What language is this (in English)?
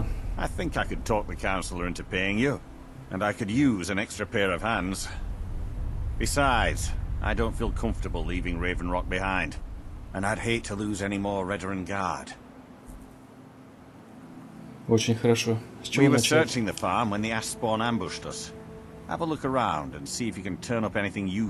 Russian